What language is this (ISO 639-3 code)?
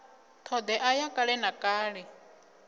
ven